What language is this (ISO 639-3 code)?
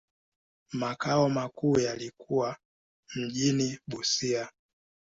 swa